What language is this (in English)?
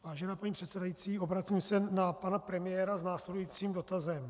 Czech